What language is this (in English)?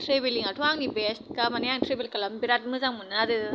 Bodo